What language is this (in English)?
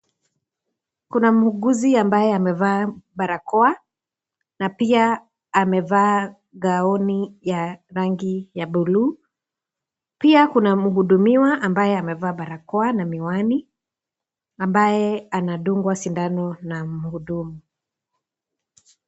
Swahili